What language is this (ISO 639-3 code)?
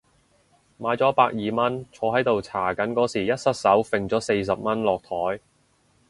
yue